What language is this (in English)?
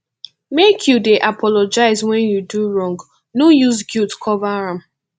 Nigerian Pidgin